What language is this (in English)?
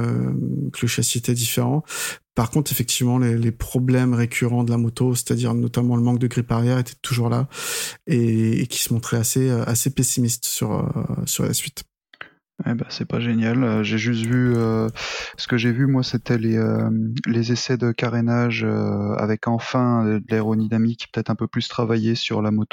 French